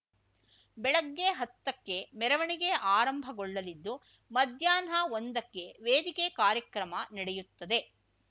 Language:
Kannada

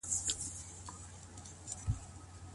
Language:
Pashto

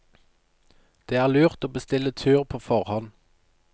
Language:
Norwegian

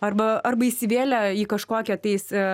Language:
Lithuanian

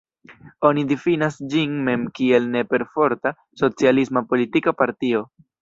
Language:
Esperanto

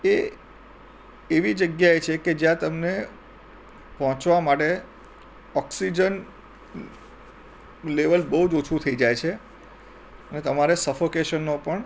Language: Gujarati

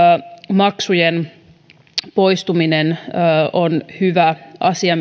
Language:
Finnish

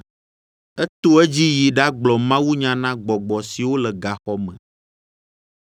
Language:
Ewe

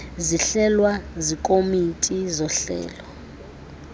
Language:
Xhosa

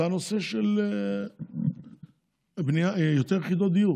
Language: Hebrew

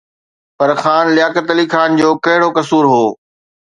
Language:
Sindhi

